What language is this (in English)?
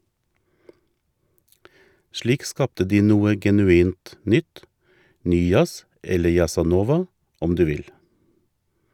Norwegian